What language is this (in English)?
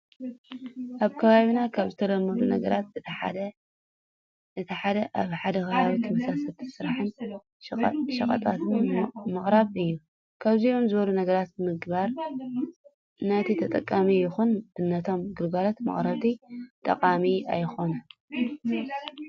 Tigrinya